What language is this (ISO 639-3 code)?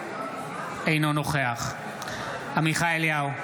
heb